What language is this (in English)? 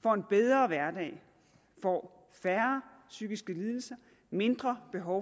Danish